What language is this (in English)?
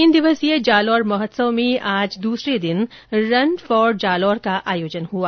Hindi